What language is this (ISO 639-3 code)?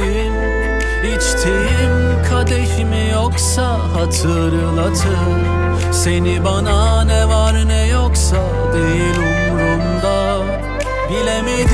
tur